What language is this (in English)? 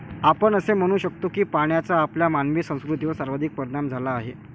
Marathi